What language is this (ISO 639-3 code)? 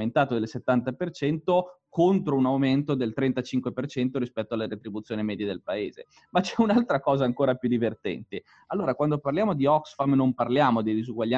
ita